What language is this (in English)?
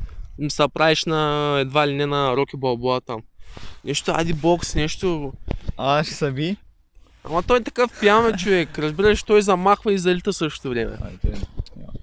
Bulgarian